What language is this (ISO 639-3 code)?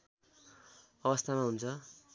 nep